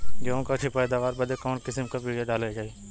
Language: Bhojpuri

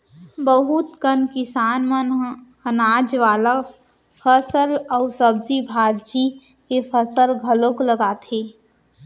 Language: Chhattisgarhi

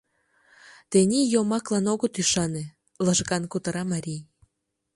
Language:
Mari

